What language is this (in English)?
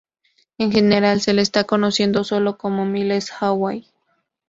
Spanish